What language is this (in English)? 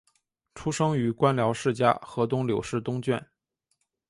Chinese